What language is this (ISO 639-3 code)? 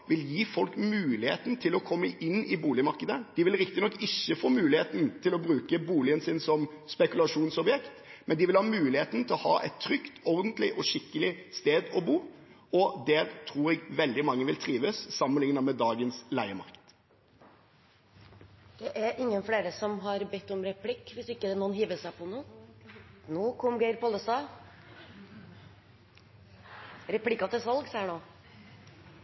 nor